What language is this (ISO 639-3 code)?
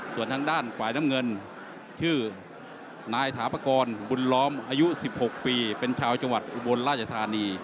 tha